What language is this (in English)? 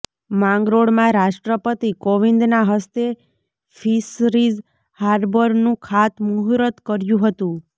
Gujarati